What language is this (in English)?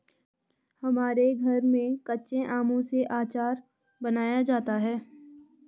Hindi